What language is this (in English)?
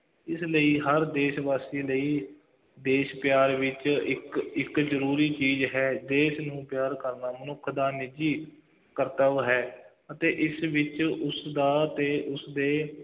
Punjabi